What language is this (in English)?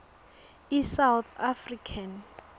Swati